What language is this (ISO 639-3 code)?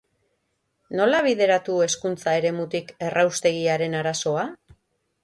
eus